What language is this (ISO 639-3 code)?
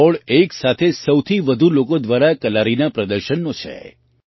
guj